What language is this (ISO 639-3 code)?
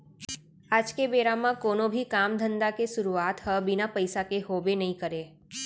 hne